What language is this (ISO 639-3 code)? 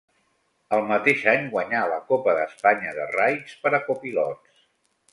cat